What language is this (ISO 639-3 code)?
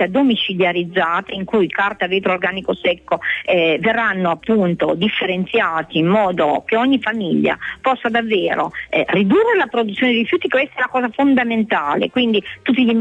ita